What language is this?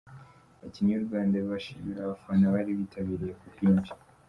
Kinyarwanda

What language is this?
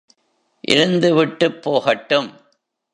Tamil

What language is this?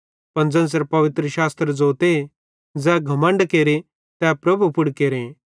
Bhadrawahi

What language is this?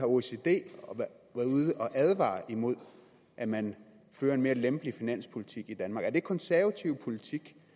Danish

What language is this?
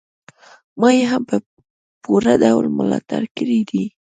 Pashto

